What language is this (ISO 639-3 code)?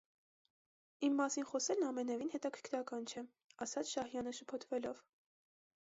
hye